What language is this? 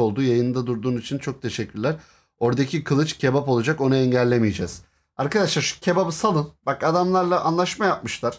Turkish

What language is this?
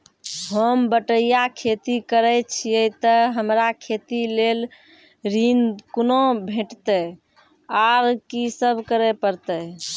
Maithili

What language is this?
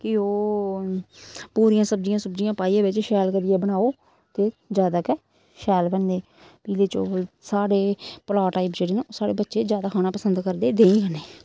Dogri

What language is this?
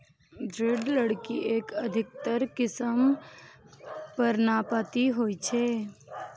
Maithili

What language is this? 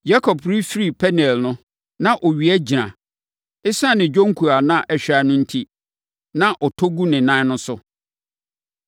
Akan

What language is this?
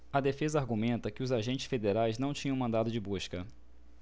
Portuguese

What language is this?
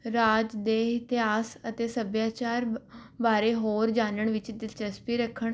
Punjabi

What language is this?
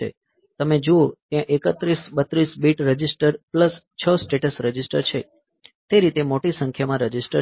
Gujarati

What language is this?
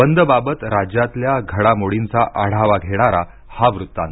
Marathi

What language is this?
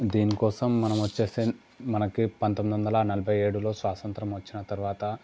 Telugu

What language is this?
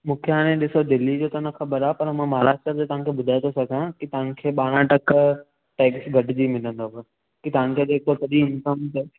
Sindhi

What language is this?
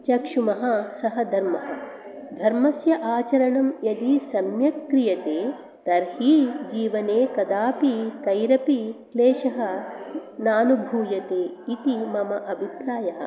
Sanskrit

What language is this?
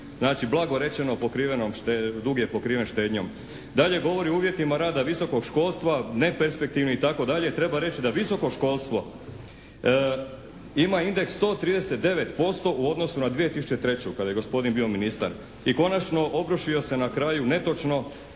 Croatian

